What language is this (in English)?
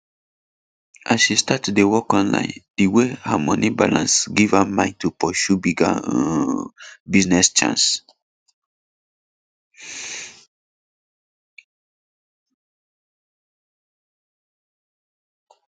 Nigerian Pidgin